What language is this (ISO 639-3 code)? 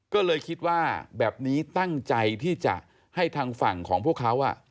tha